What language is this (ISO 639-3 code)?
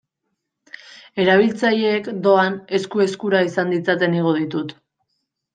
eus